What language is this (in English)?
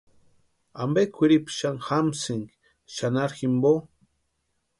Western Highland Purepecha